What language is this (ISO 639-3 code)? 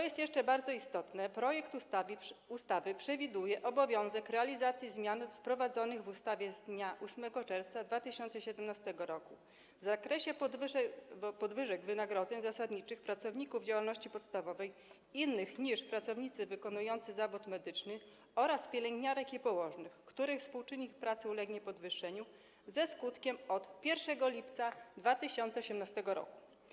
pol